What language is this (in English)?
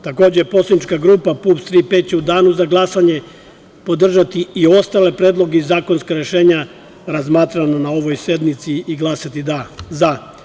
Serbian